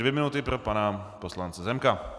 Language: Czech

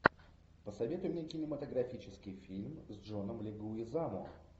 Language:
Russian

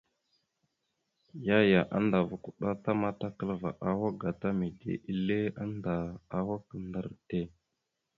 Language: Mada (Cameroon)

